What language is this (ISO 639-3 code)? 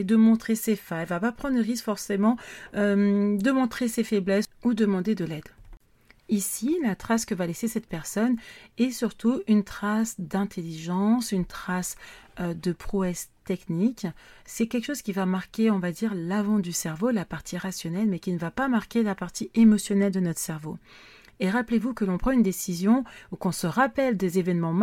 fra